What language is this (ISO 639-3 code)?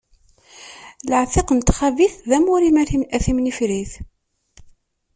kab